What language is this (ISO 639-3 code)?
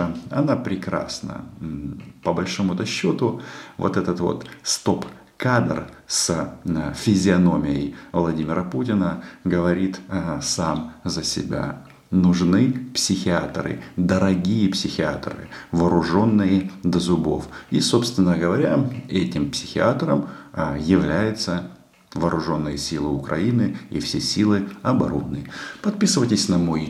rus